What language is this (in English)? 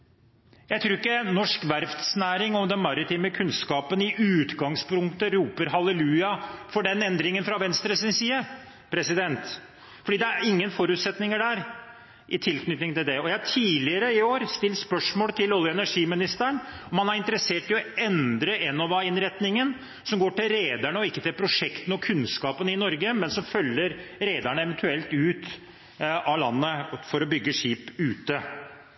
Norwegian Bokmål